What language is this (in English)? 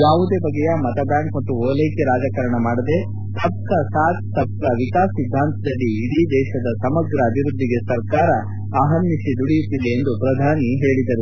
Kannada